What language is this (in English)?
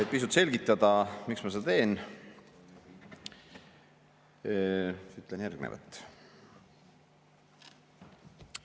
Estonian